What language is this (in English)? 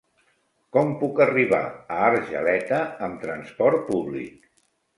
Catalan